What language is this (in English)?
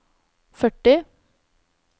Norwegian